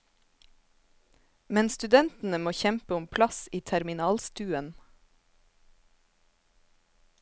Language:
Norwegian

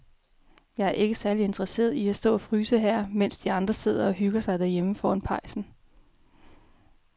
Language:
Danish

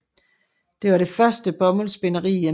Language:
Danish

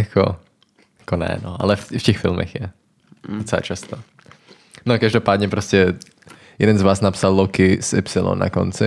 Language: Czech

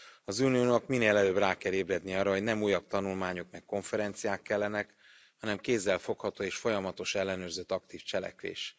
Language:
Hungarian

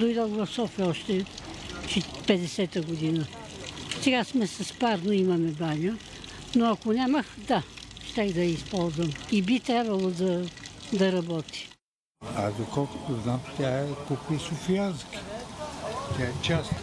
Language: Bulgarian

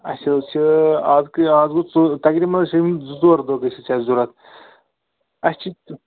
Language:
Kashmiri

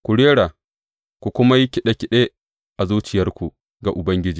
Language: Hausa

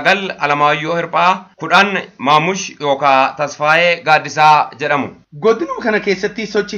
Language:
Arabic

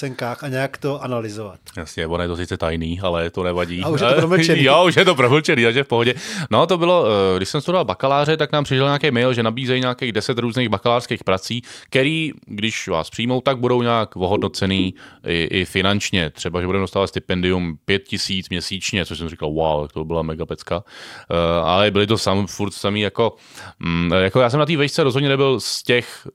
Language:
Czech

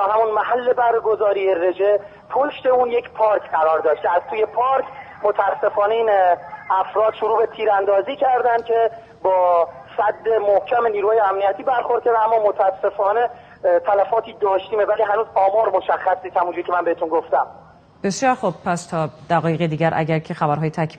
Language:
Persian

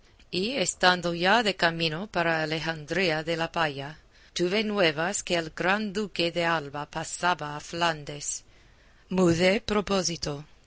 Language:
Spanish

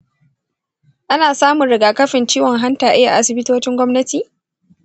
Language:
Hausa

